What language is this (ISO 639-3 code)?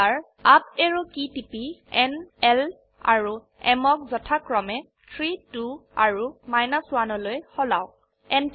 asm